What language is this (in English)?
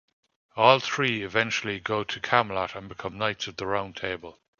English